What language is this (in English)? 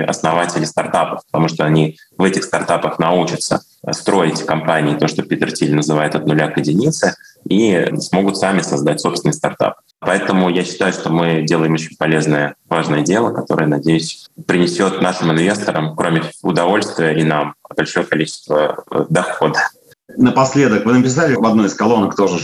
Russian